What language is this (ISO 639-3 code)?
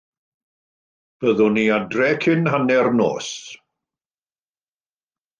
cym